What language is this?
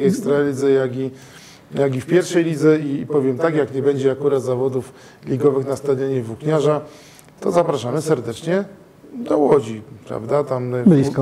Polish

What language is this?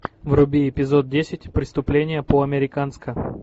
Russian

